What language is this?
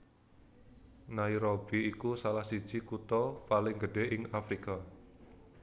Javanese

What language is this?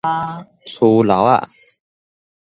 Min Nan Chinese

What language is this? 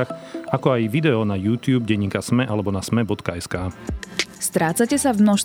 Slovak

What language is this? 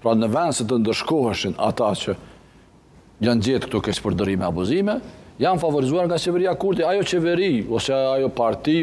Romanian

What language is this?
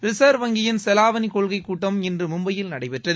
Tamil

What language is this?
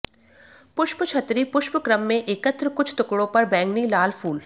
Hindi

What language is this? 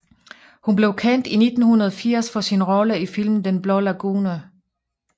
Danish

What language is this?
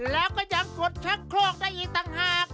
Thai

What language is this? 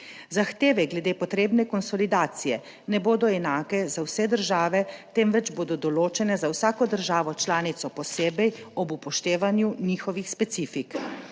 Slovenian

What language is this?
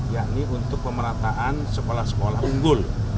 Indonesian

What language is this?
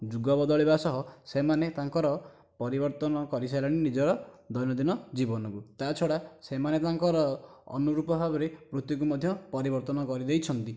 Odia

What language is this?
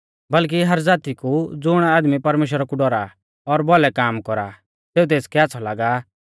Mahasu Pahari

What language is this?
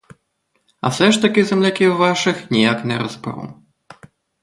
Ukrainian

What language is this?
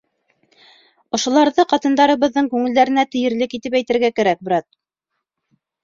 Bashkir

